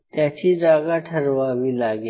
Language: Marathi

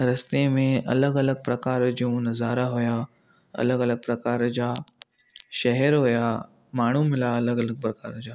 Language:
Sindhi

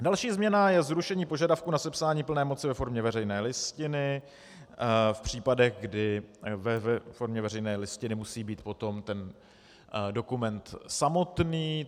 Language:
Czech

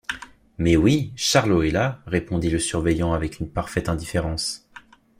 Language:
French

